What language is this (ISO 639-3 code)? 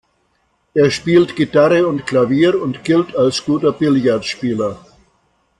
deu